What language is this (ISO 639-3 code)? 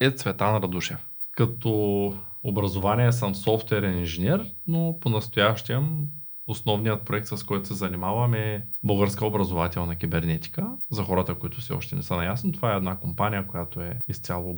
bul